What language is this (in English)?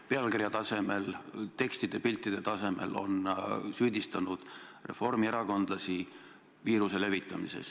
Estonian